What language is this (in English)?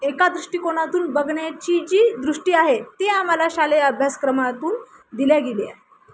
Marathi